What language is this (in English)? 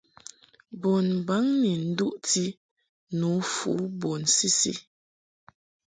Mungaka